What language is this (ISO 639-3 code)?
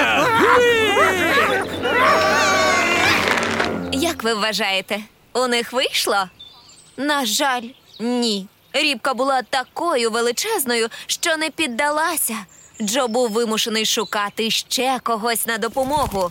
ukr